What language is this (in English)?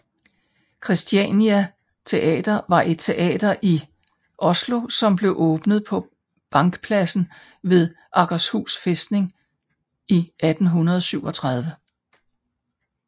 Danish